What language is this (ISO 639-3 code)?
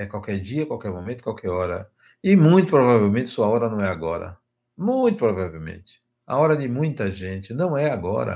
por